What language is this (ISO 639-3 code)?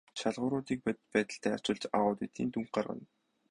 mon